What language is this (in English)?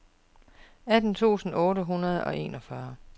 Danish